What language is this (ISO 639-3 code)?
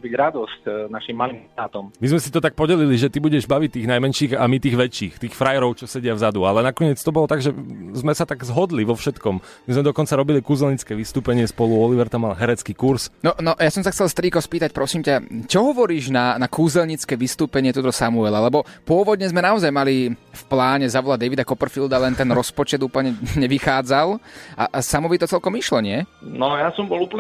slk